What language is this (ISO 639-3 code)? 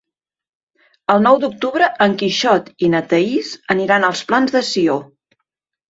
cat